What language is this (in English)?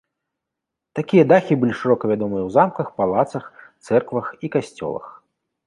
Belarusian